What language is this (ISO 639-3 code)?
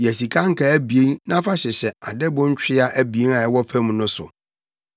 aka